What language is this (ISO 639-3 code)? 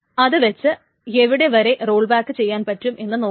mal